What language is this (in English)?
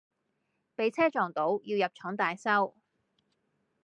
Cantonese